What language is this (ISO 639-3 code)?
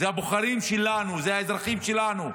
heb